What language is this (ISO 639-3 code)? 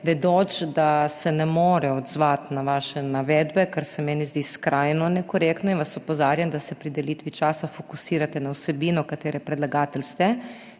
slv